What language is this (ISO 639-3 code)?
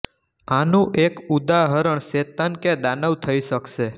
guj